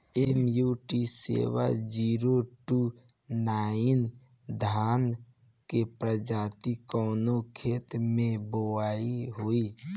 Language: Bhojpuri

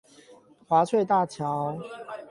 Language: Chinese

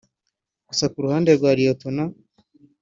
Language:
Kinyarwanda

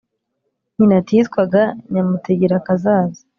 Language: Kinyarwanda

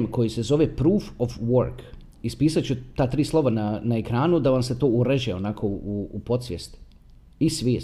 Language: Croatian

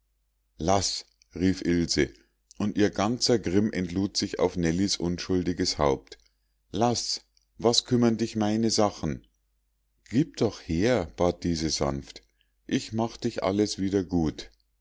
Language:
German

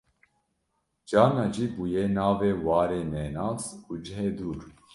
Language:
Kurdish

